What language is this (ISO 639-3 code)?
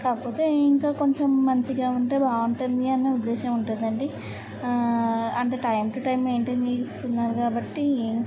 tel